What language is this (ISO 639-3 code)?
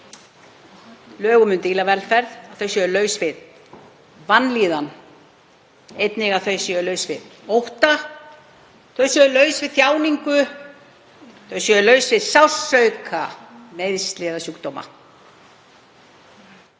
isl